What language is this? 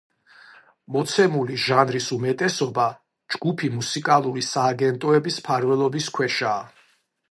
Georgian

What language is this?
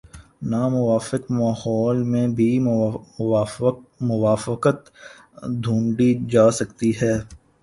Urdu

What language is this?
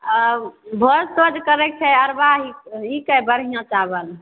Maithili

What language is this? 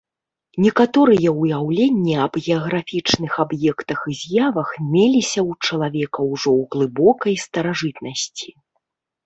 Belarusian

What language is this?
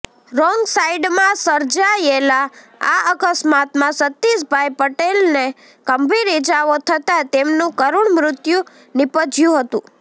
Gujarati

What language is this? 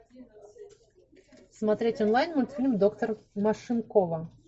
Russian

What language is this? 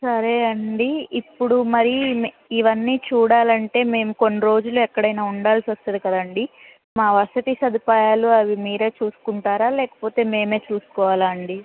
Telugu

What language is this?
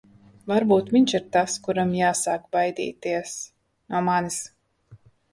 Latvian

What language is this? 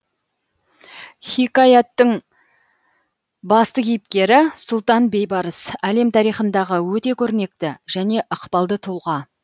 Kazakh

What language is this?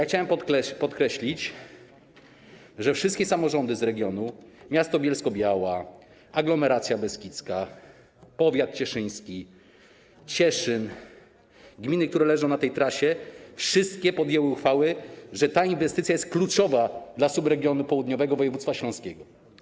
Polish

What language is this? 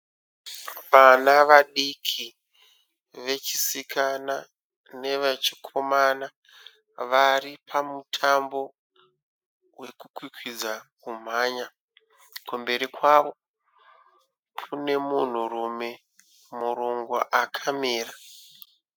Shona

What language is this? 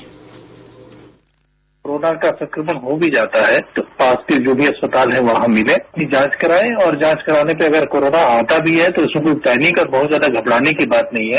Hindi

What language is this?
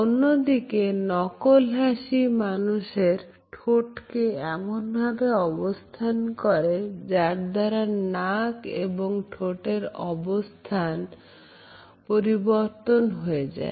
Bangla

